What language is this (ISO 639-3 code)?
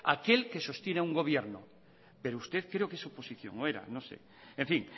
spa